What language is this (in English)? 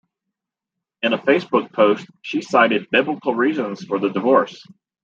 English